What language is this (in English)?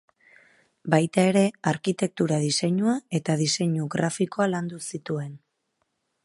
Basque